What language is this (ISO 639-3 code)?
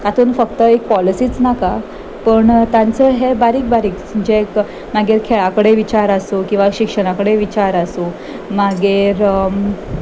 kok